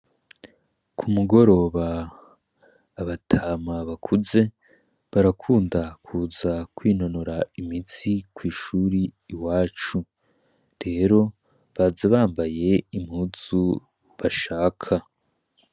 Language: Rundi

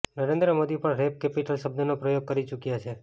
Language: Gujarati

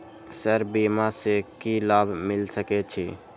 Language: Maithili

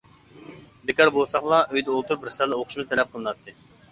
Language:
Uyghur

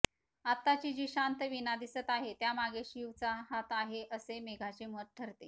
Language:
Marathi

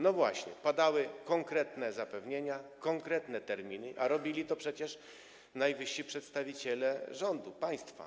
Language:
Polish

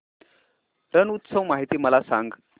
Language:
Marathi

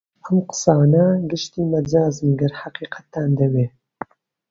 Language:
Central Kurdish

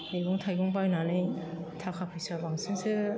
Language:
Bodo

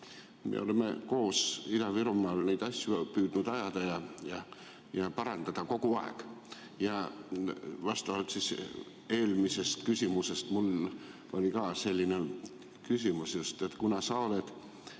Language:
Estonian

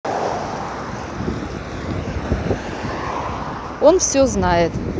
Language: Russian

